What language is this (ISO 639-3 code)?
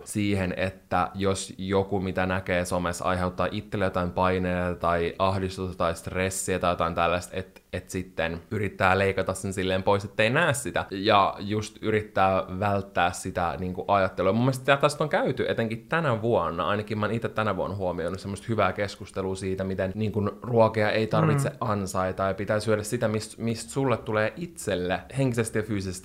fin